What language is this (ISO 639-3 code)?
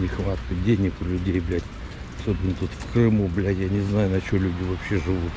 rus